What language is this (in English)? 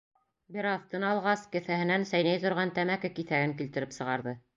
Bashkir